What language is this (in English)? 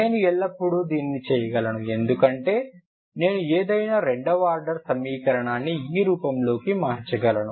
Telugu